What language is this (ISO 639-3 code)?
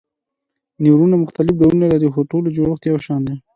pus